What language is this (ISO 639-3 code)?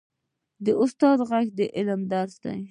pus